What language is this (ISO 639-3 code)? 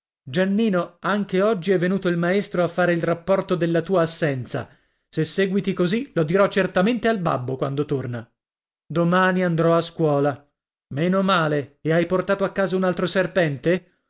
ita